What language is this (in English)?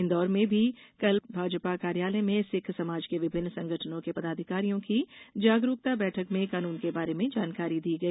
Hindi